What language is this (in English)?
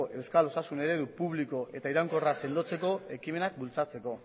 Basque